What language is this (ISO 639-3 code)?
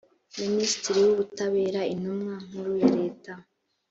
kin